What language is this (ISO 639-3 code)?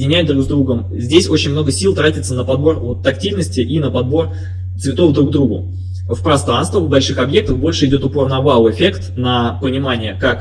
rus